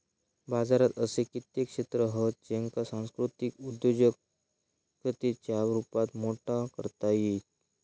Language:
Marathi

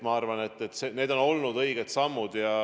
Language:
Estonian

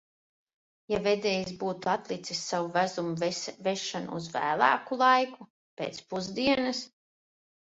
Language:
Latvian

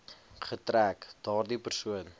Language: Afrikaans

